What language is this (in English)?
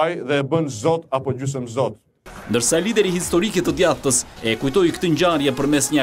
Romanian